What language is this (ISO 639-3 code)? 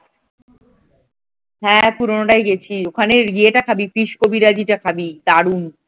ben